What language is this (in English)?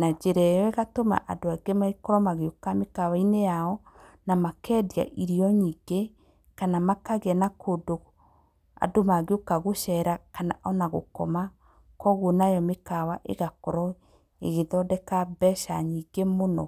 Kikuyu